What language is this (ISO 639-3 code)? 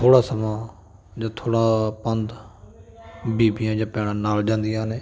pan